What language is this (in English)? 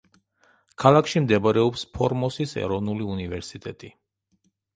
Georgian